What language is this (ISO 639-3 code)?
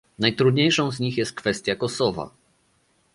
pol